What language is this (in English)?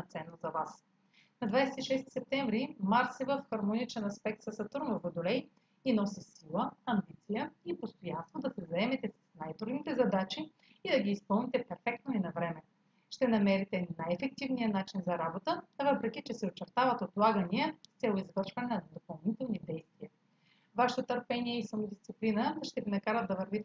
Bulgarian